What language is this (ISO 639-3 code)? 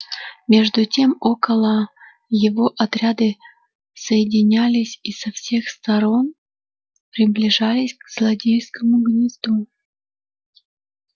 rus